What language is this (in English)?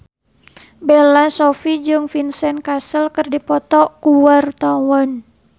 Sundanese